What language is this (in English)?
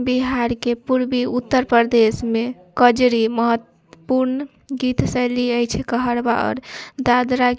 Maithili